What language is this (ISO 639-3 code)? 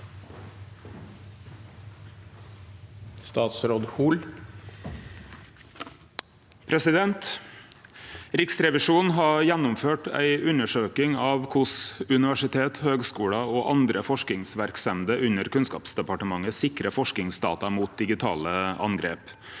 nor